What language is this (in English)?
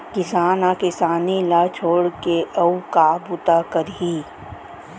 Chhattisgarhi